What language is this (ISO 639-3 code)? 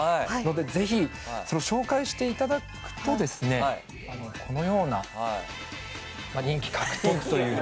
jpn